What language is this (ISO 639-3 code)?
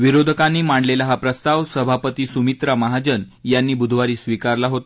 mar